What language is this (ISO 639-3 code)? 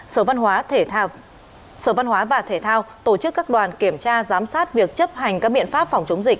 vie